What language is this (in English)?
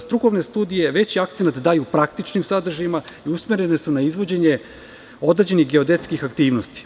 Serbian